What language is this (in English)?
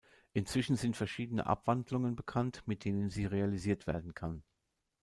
German